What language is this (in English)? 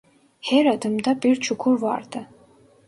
Turkish